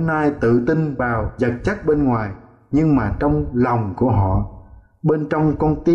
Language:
Vietnamese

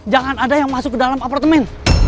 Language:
Indonesian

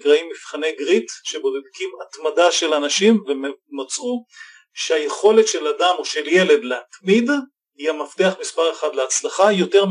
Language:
Hebrew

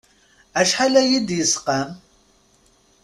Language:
Kabyle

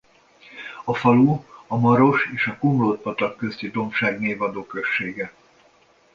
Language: Hungarian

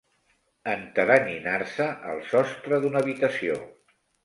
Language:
Catalan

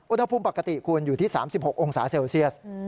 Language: Thai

